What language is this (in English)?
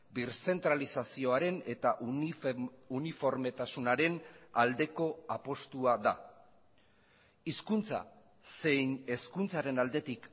Basque